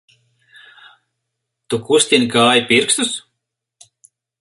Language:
Latvian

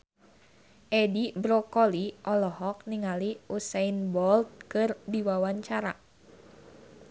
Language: Sundanese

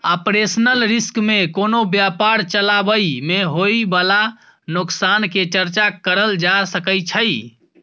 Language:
Maithili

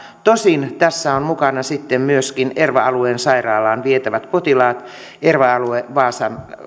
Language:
Finnish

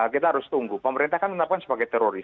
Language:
Indonesian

